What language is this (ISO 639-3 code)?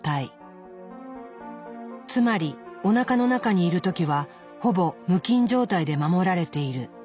jpn